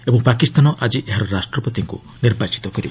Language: Odia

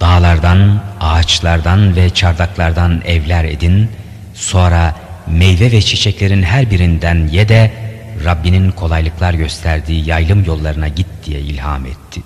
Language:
Turkish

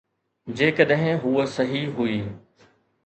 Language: Sindhi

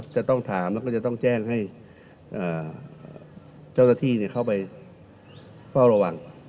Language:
Thai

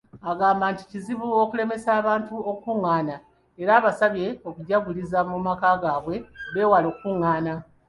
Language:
Ganda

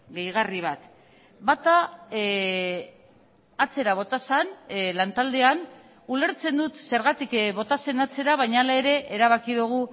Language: Basque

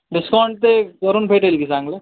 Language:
Marathi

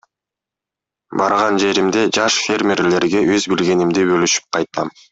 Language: Kyrgyz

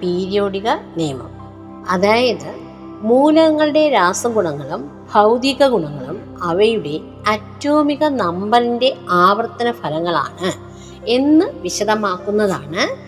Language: Malayalam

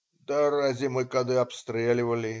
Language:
Russian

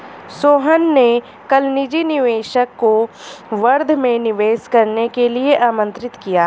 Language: Hindi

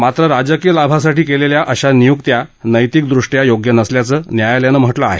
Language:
Marathi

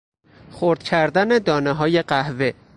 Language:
Persian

